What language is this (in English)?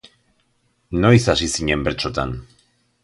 Basque